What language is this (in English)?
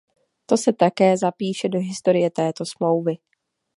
Czech